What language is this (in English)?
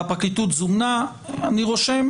Hebrew